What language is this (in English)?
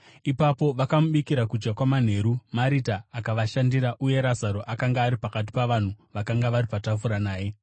Shona